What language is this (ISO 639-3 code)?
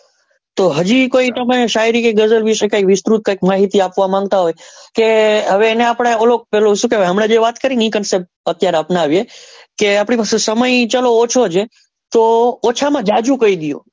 guj